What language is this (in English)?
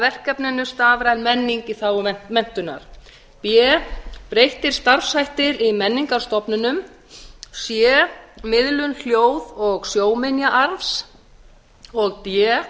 Icelandic